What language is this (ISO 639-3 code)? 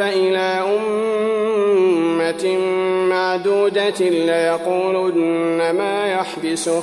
ara